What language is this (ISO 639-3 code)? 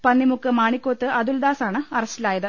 mal